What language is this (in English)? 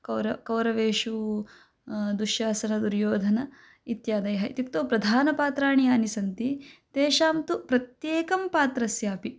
Sanskrit